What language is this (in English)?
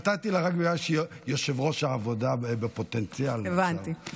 Hebrew